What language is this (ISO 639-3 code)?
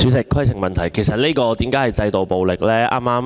yue